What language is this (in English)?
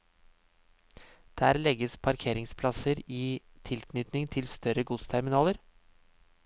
Norwegian